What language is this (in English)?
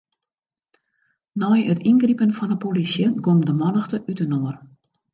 Western Frisian